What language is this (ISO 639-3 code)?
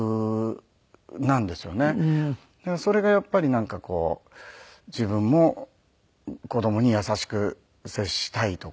jpn